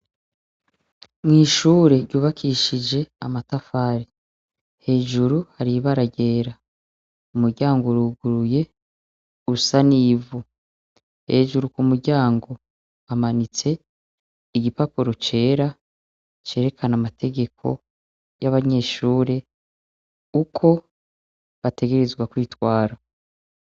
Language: Rundi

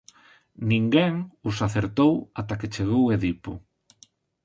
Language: Galician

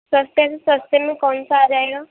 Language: Urdu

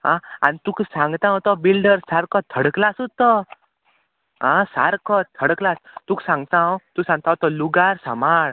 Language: Konkani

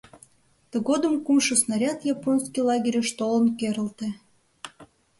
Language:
Mari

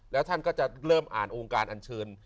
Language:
Thai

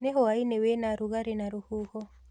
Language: Kikuyu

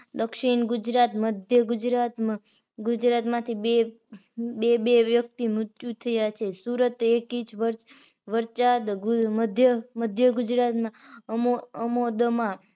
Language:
Gujarati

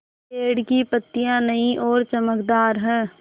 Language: Hindi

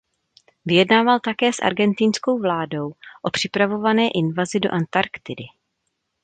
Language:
Czech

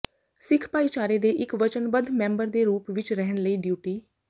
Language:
Punjabi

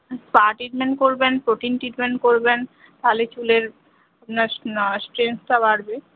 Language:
Bangla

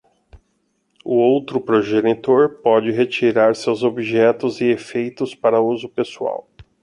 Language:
Portuguese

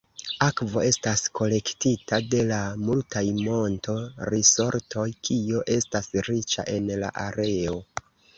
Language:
Esperanto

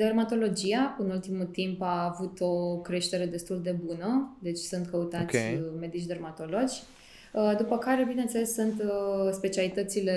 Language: Romanian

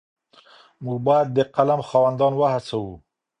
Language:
Pashto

